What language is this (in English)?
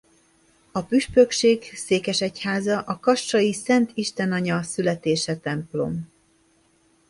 Hungarian